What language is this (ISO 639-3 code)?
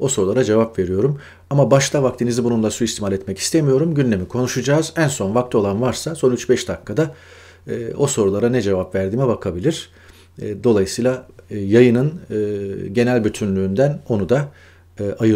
tur